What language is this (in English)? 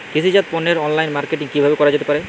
Bangla